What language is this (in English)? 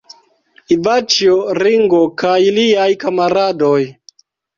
Esperanto